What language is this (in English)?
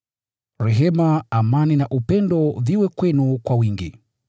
Swahili